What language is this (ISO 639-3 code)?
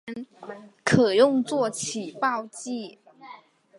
zho